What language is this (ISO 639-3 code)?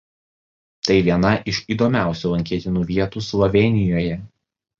lit